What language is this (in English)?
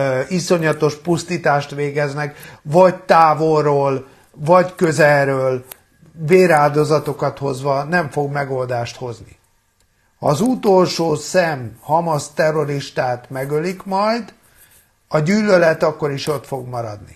Hungarian